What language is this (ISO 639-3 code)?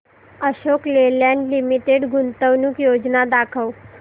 mar